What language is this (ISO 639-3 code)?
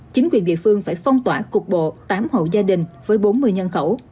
vie